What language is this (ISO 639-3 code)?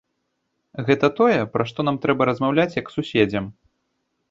bel